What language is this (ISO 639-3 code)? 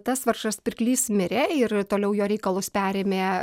lit